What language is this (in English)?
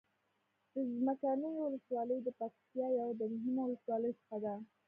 Pashto